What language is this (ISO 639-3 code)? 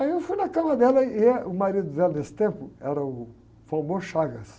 por